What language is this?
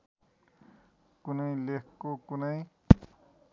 Nepali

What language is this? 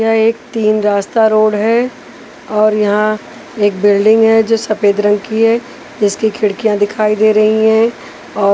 Hindi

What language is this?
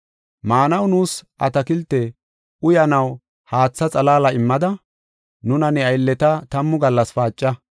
Gofa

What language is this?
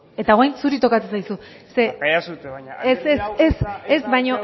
Basque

